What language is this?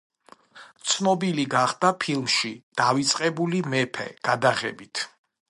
Georgian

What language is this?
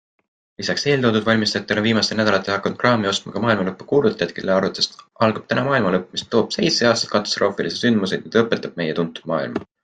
Estonian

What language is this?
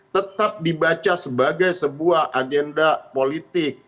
Indonesian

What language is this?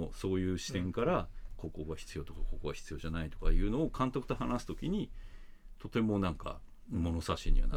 Japanese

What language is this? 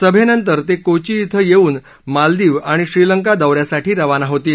Marathi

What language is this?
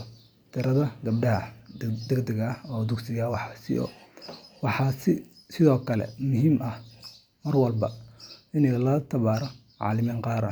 Somali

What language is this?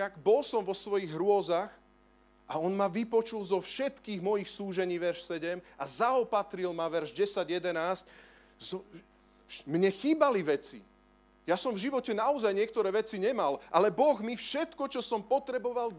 Slovak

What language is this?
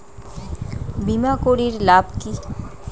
Bangla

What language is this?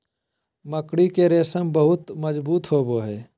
Magahi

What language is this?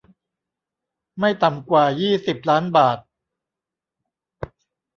Thai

